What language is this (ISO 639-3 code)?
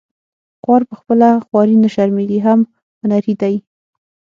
pus